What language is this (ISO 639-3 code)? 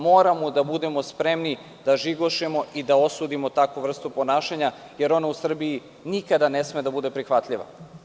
srp